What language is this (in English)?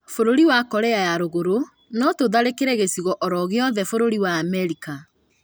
Kikuyu